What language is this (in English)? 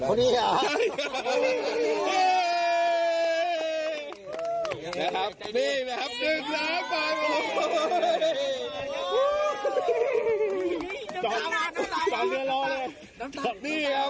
Thai